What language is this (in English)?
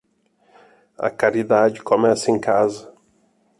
Portuguese